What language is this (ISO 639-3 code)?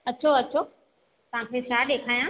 snd